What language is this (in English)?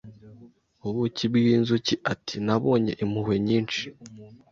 Kinyarwanda